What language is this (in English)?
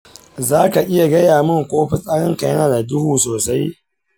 Hausa